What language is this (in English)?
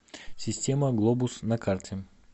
Russian